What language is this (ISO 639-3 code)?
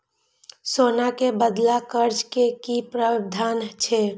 mai